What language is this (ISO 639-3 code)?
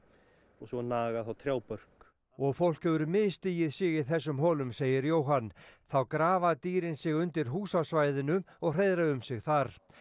isl